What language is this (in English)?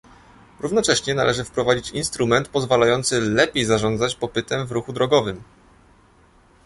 Polish